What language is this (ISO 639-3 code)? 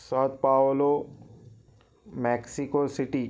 urd